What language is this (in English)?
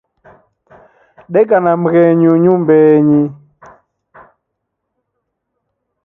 Taita